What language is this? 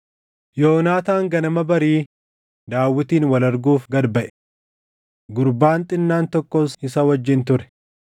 Oromo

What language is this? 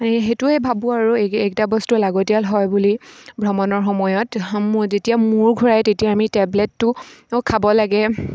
Assamese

